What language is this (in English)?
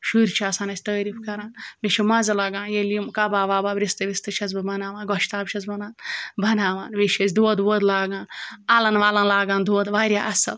Kashmiri